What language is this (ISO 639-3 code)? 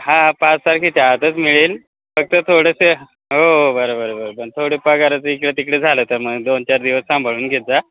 mar